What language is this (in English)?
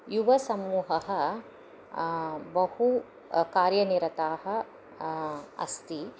Sanskrit